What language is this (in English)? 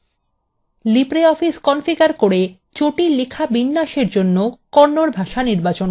Bangla